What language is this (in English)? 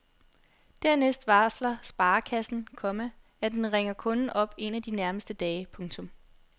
Danish